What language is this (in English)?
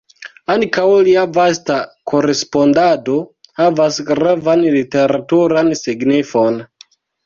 Esperanto